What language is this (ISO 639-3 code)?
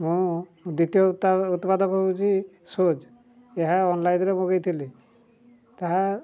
ori